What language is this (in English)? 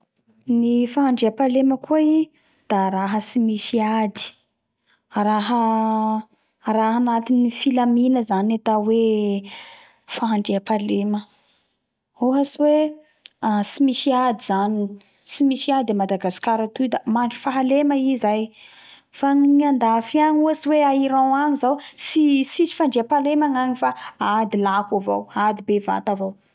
Bara Malagasy